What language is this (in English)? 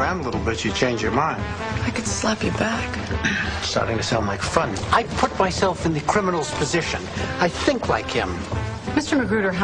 Bulgarian